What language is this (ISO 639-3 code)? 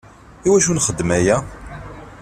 kab